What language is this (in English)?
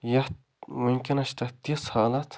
Kashmiri